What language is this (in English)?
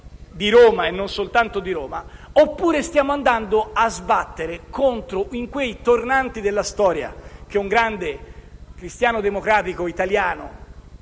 Italian